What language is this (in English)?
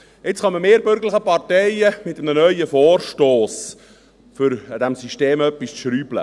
Swiss German